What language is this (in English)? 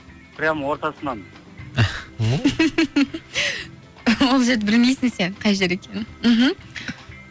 Kazakh